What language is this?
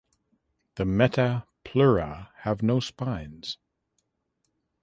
English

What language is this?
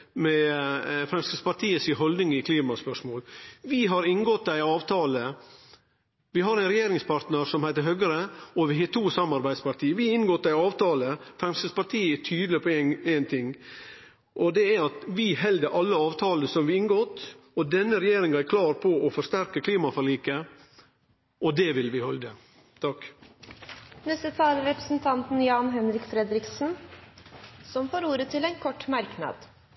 Norwegian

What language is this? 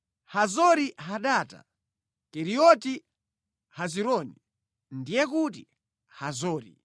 Nyanja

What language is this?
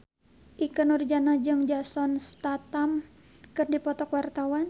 Sundanese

